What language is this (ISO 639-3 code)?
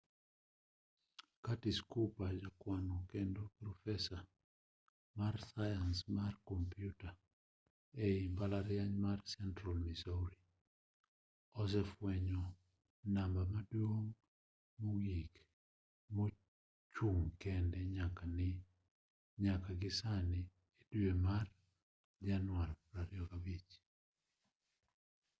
luo